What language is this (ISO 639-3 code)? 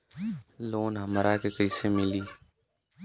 bho